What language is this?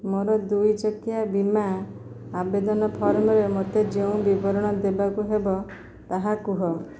Odia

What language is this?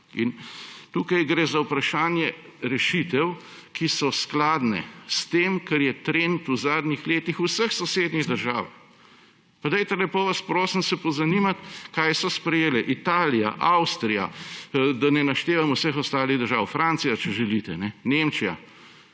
Slovenian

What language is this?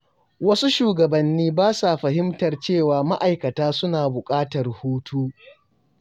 Hausa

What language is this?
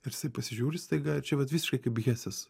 Lithuanian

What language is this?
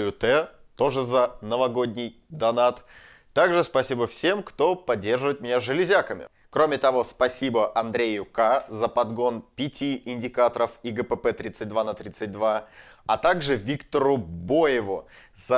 Russian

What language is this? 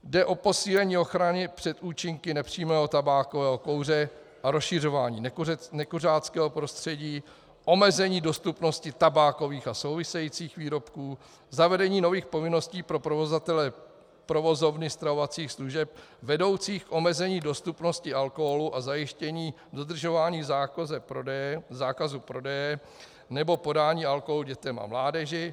Czech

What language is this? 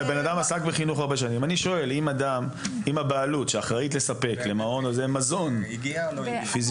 Hebrew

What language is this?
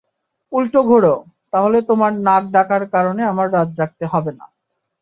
Bangla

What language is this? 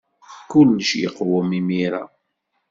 Kabyle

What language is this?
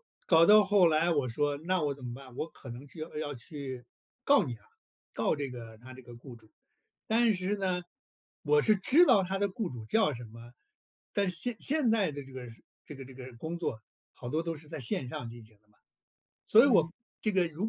Chinese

